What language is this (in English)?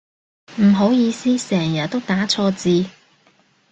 Cantonese